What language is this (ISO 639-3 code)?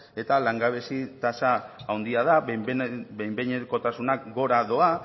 eus